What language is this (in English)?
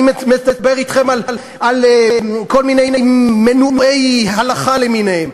Hebrew